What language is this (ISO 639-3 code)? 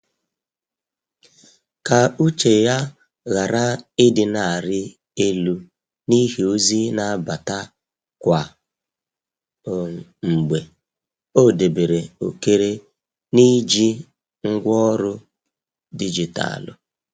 ibo